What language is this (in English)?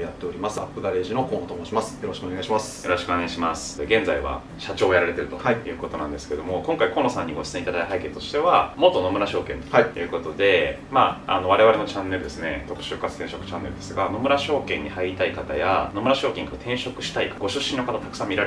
Japanese